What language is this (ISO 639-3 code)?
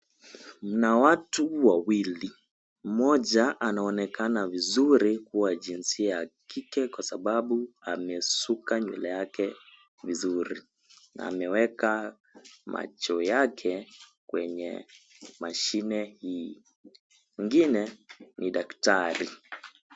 swa